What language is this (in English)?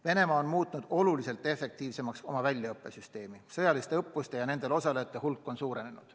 Estonian